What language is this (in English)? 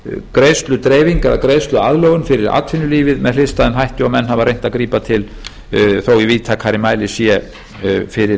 Icelandic